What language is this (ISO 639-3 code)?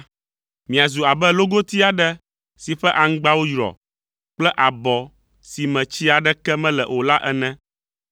ewe